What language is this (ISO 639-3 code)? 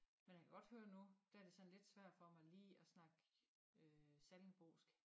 dan